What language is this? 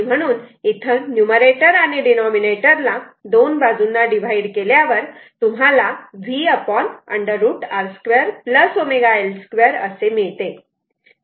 Marathi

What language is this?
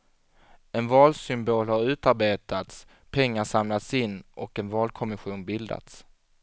Swedish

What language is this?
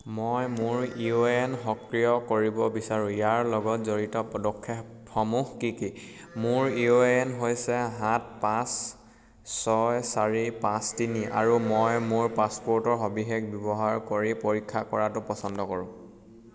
Assamese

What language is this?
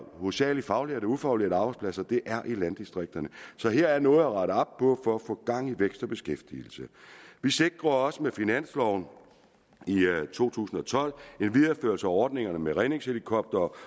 Danish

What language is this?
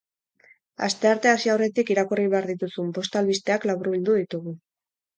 Basque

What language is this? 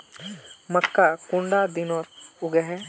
Magahi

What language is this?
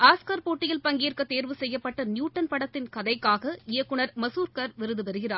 Tamil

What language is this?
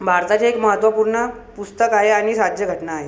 Marathi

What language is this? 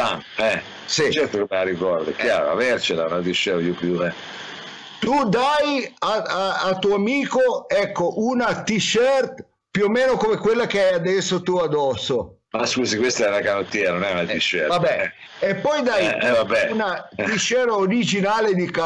Italian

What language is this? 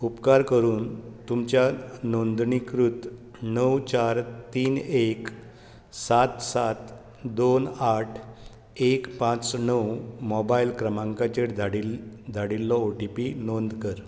Konkani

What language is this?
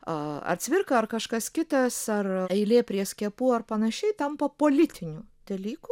Lithuanian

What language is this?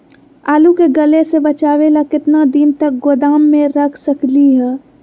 Magahi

